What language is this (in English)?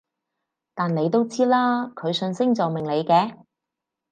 Cantonese